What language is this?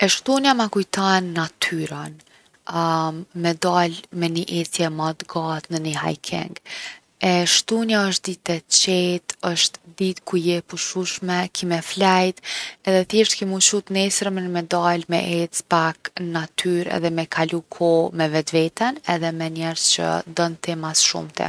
Gheg Albanian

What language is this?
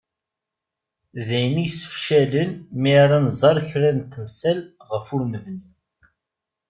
Kabyle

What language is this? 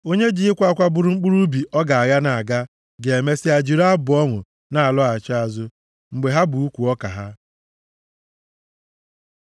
Igbo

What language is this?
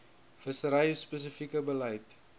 Afrikaans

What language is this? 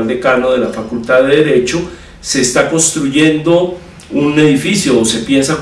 Spanish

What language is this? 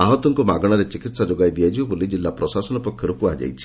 Odia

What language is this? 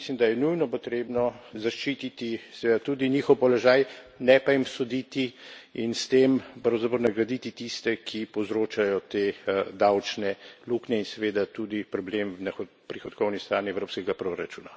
Slovenian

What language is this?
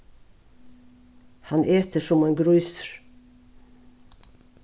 Faroese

